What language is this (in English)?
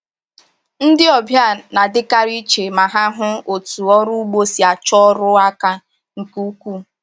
Igbo